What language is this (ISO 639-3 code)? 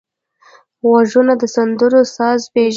pus